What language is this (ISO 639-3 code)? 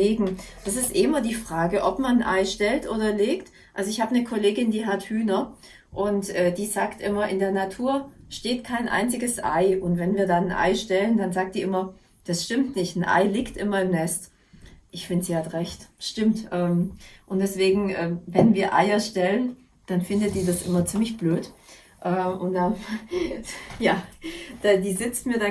deu